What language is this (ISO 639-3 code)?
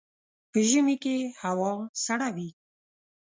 pus